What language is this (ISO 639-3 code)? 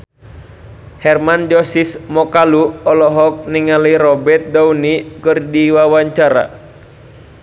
sun